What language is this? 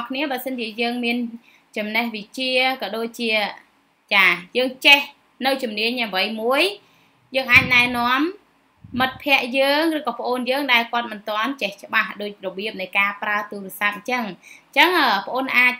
Vietnamese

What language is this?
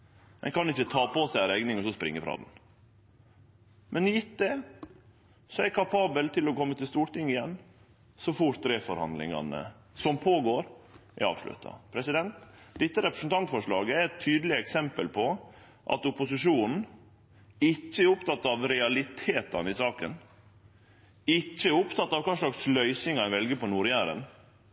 Norwegian Nynorsk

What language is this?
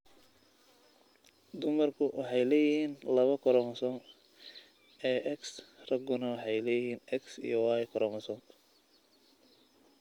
Somali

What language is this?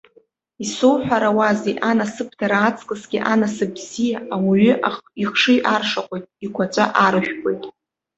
Abkhazian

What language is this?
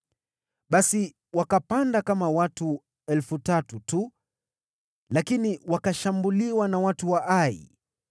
Swahili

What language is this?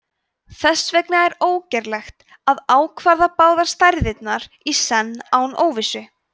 Icelandic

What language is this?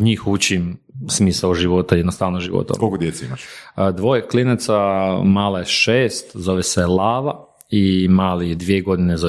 Croatian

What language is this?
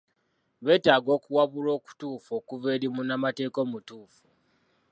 Ganda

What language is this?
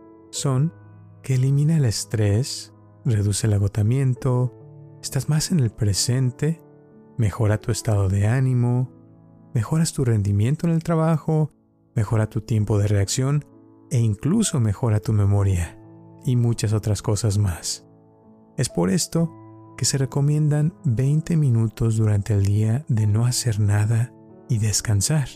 Spanish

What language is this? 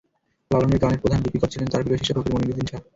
Bangla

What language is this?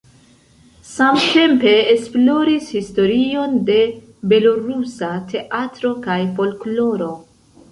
Esperanto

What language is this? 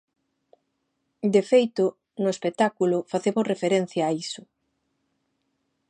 Galician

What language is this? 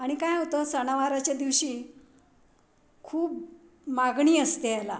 Marathi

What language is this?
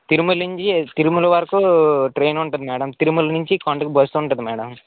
Telugu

